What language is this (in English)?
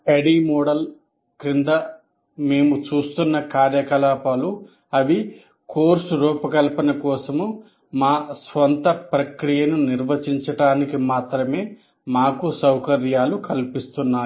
Telugu